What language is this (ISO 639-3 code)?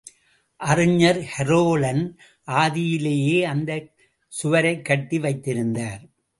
tam